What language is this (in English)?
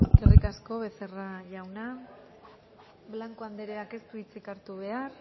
Basque